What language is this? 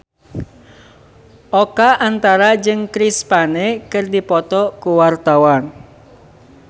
Sundanese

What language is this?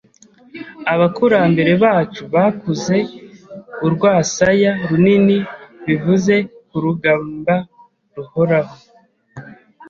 Kinyarwanda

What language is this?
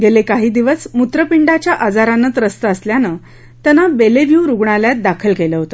Marathi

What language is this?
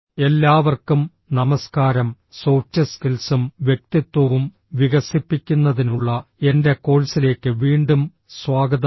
Malayalam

